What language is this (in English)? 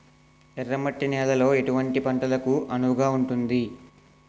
Telugu